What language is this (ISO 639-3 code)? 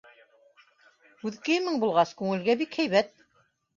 bak